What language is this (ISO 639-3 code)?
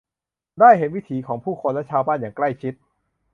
tha